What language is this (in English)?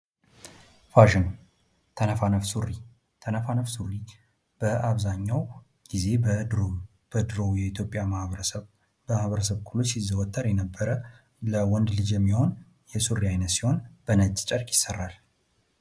Amharic